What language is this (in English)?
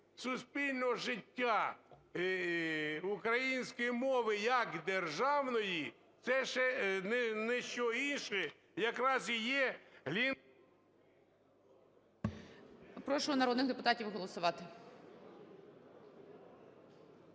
Ukrainian